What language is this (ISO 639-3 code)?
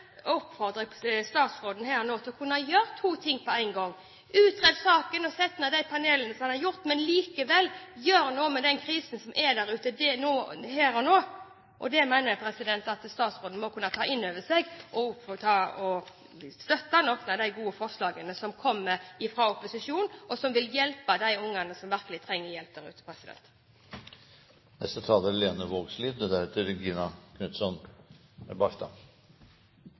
nor